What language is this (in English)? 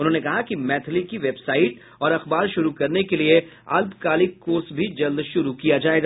Hindi